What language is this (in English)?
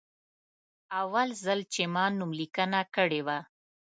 Pashto